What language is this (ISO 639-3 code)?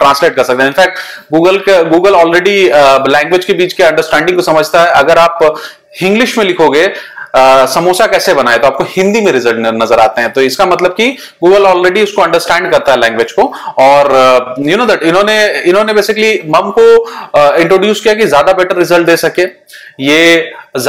hin